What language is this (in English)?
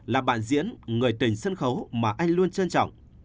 Vietnamese